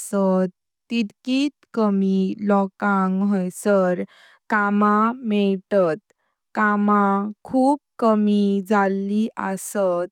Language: Konkani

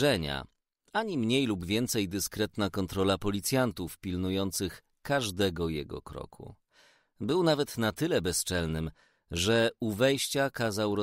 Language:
Polish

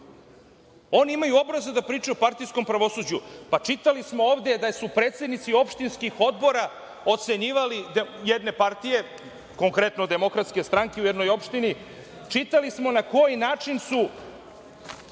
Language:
Serbian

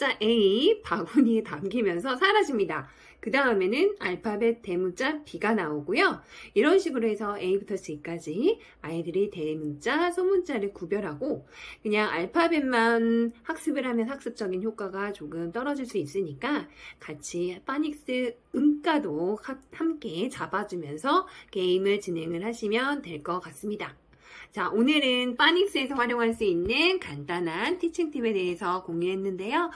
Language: Korean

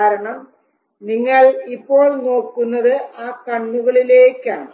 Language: Malayalam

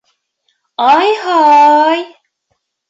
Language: Bashkir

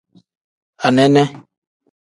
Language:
Tem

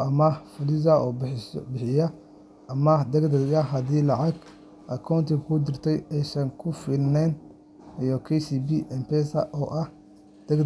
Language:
Somali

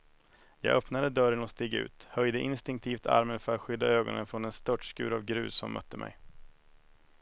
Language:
Swedish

